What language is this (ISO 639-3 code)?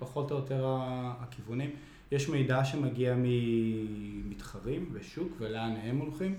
heb